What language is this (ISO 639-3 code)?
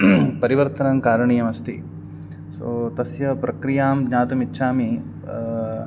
san